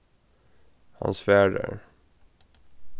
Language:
Faroese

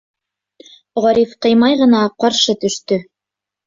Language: Bashkir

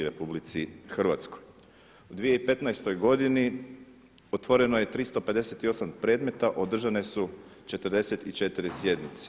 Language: Croatian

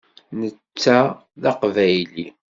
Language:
Kabyle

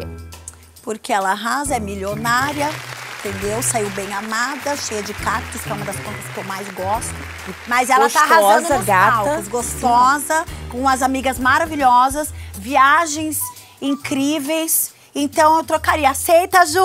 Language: Portuguese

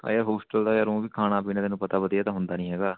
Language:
Punjabi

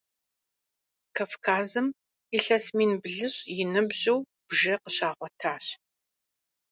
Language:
Kabardian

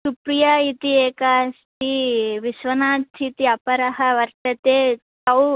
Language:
Sanskrit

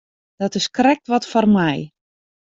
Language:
Western Frisian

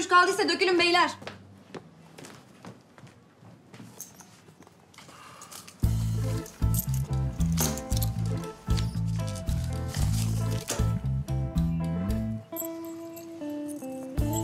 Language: Turkish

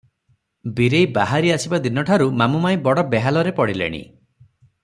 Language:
Odia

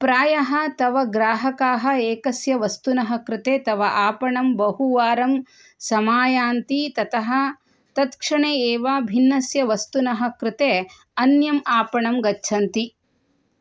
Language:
Sanskrit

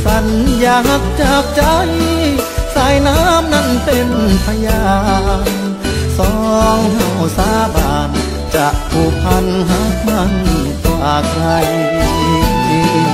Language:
Thai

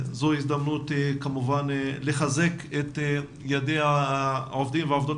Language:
Hebrew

